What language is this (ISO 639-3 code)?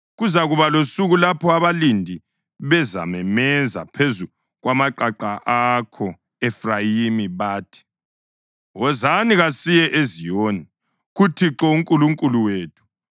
nde